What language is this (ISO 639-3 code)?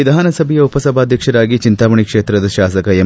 kan